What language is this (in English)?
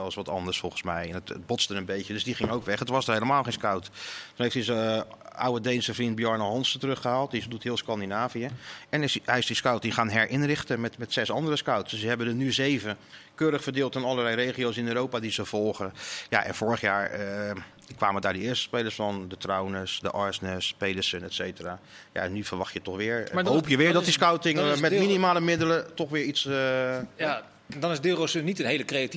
Dutch